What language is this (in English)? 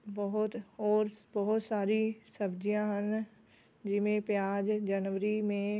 Punjabi